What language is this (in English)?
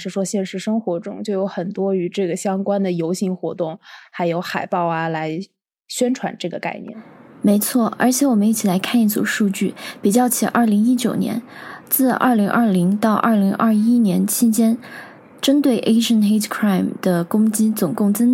Chinese